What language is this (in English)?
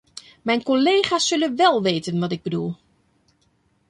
Dutch